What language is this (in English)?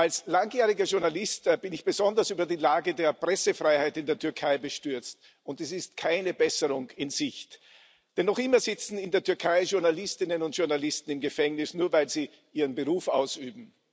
German